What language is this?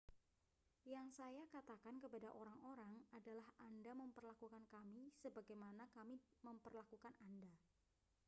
Indonesian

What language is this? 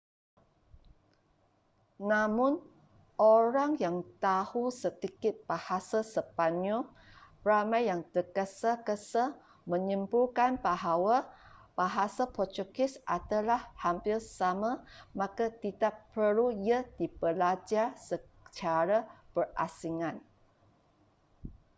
Malay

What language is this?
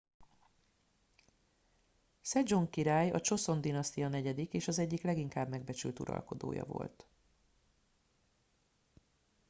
Hungarian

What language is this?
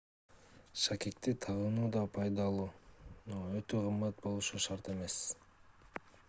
Kyrgyz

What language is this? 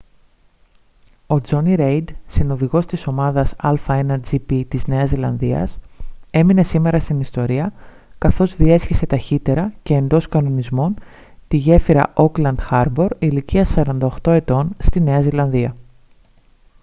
Greek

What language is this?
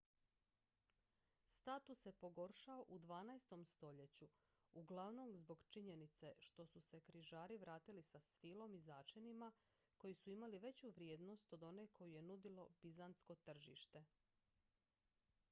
Croatian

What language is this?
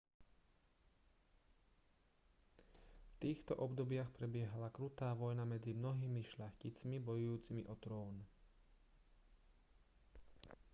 Slovak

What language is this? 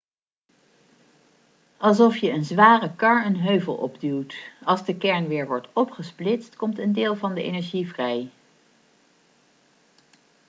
Dutch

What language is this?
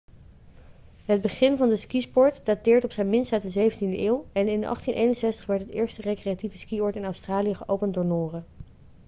Dutch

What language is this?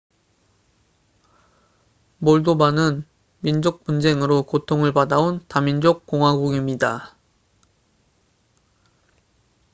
Korean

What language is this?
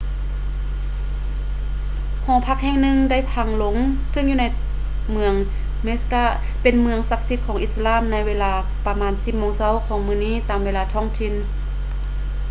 Lao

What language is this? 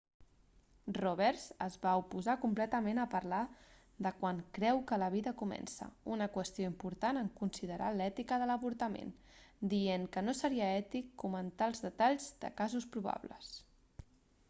Catalan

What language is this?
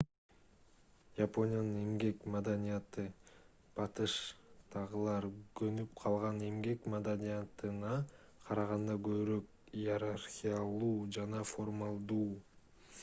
Kyrgyz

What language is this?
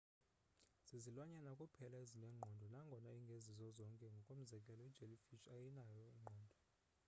Xhosa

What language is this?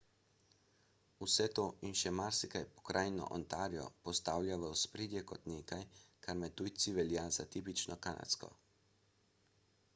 Slovenian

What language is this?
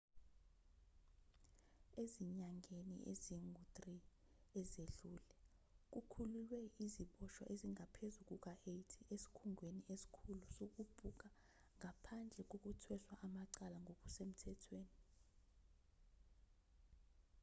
Zulu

